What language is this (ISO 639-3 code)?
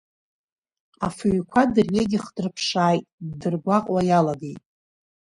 abk